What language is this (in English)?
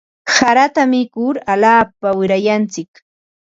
Ambo-Pasco Quechua